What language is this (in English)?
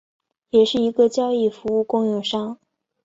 Chinese